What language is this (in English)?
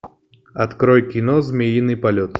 Russian